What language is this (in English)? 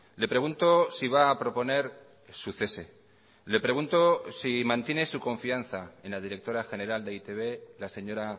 Spanish